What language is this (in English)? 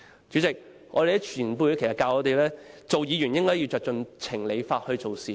Cantonese